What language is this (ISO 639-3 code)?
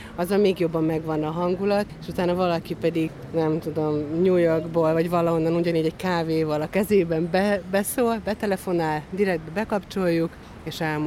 hun